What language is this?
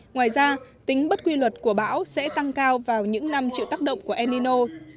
Vietnamese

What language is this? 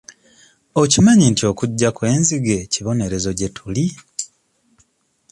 Ganda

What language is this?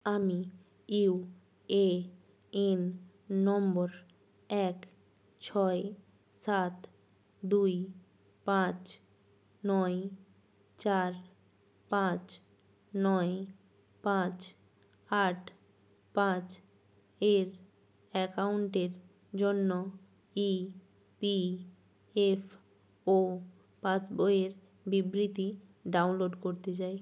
Bangla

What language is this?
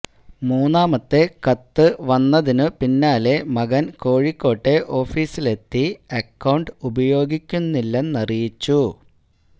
Malayalam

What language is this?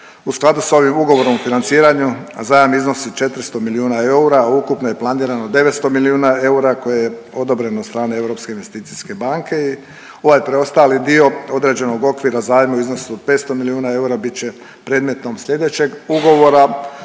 Croatian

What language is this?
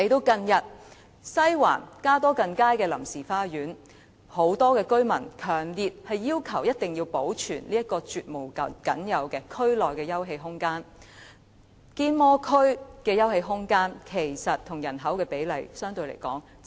Cantonese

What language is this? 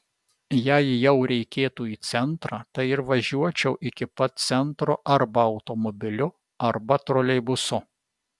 Lithuanian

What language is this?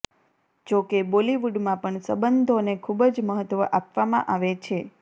Gujarati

